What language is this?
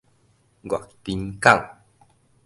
Min Nan Chinese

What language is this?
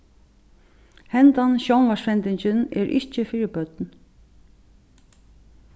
Faroese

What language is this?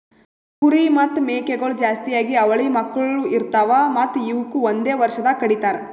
Kannada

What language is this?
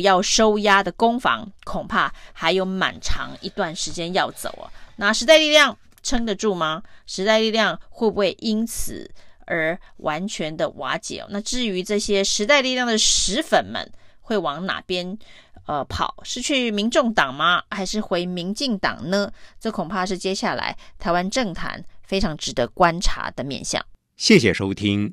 Chinese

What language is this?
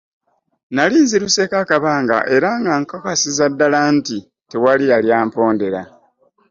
Ganda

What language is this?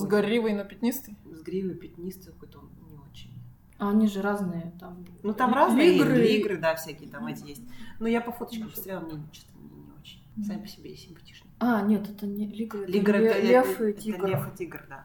Russian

